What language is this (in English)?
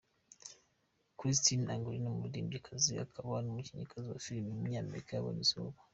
Kinyarwanda